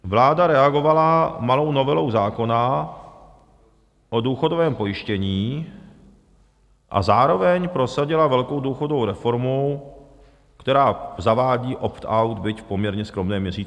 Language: Czech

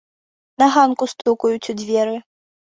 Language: Belarusian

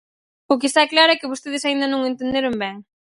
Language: Galician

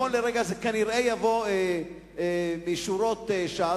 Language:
Hebrew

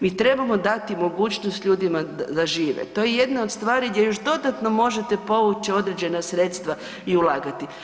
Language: Croatian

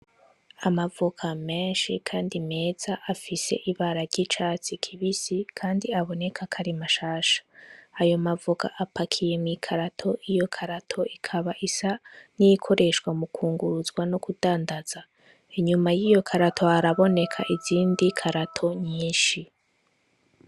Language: Rundi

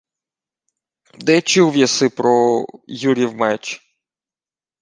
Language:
Ukrainian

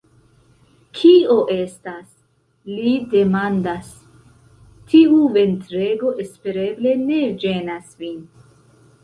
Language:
Esperanto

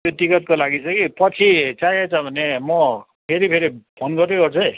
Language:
Nepali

